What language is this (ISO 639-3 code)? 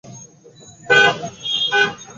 ben